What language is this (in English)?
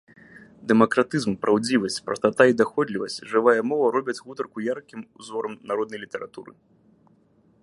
Belarusian